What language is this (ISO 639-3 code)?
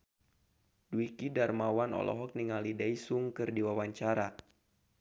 sun